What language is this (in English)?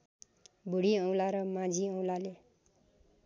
Nepali